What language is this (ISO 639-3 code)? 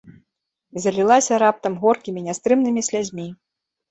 bel